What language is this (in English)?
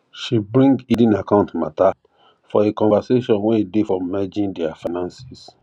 Nigerian Pidgin